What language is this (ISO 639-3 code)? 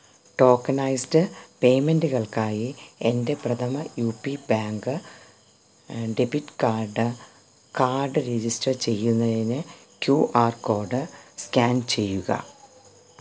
mal